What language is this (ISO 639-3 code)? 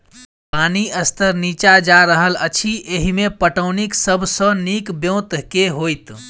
mai